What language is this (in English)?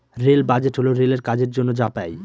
Bangla